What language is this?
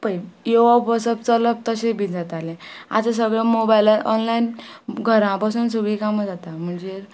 Konkani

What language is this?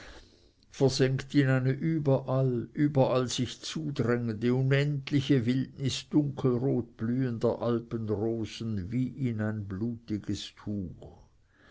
German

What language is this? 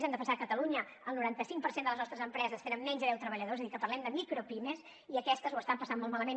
Catalan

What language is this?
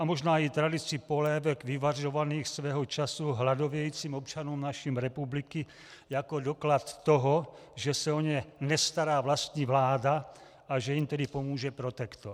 Czech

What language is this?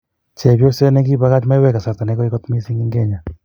Kalenjin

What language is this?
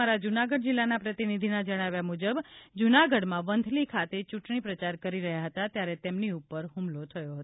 Gujarati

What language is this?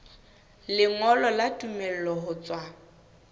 Southern Sotho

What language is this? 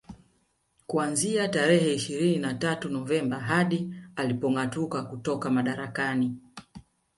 Swahili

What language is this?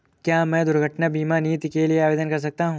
Hindi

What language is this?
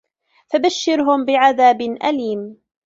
Arabic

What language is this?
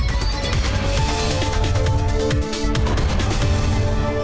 Indonesian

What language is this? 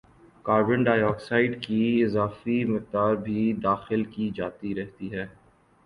Urdu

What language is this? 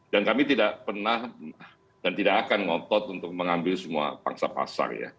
Indonesian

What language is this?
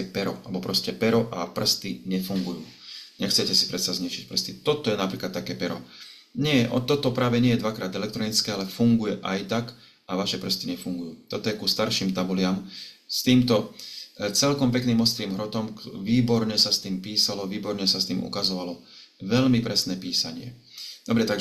Slovak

